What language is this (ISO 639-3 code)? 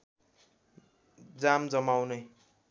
nep